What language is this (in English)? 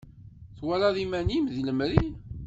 Kabyle